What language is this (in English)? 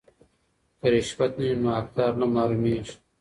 Pashto